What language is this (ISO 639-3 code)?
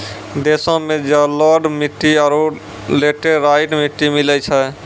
mai